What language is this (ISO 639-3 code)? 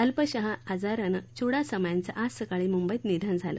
mar